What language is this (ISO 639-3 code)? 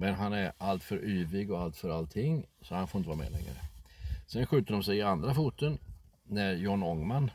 swe